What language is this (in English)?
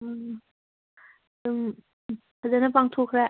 Manipuri